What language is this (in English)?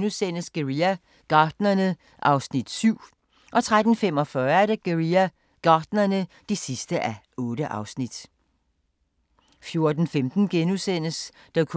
Danish